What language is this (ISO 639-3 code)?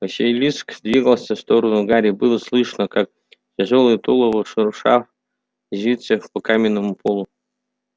rus